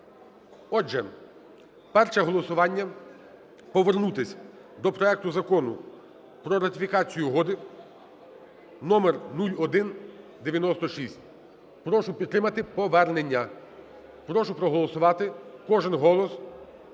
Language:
Ukrainian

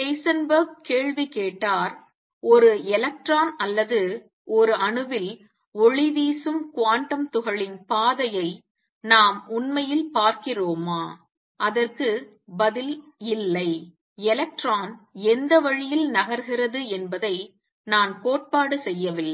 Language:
Tamil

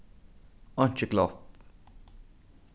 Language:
Faroese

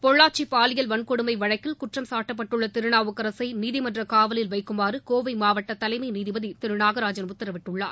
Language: Tamil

